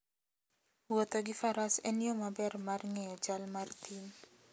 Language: Luo (Kenya and Tanzania)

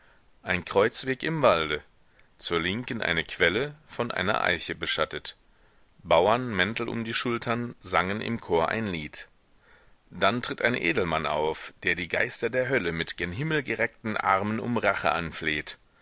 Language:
German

